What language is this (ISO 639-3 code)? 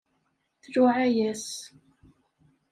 kab